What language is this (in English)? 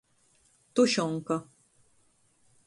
Latgalian